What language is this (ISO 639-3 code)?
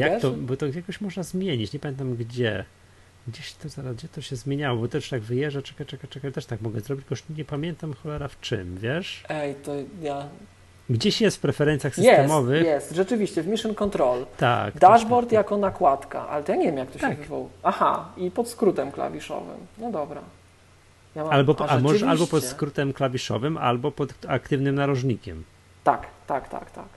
pol